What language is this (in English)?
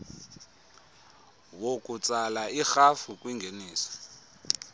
Xhosa